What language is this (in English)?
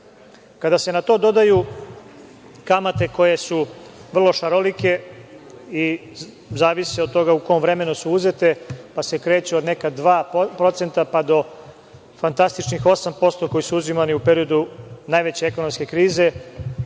Serbian